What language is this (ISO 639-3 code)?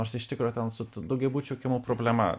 lit